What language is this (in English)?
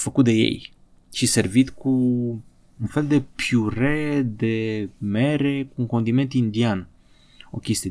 Romanian